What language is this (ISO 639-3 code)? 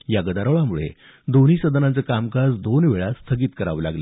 mar